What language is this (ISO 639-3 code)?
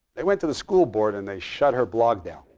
eng